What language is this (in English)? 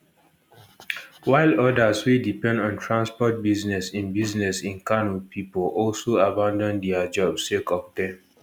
Nigerian Pidgin